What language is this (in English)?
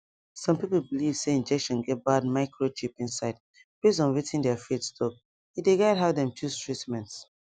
Nigerian Pidgin